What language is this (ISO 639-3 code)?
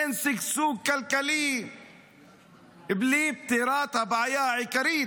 heb